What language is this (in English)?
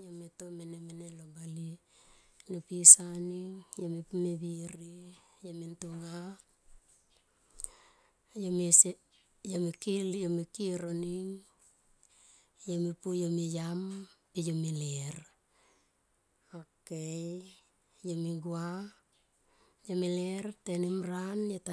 Tomoip